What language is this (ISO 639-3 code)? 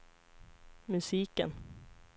swe